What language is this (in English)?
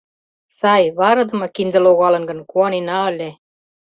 Mari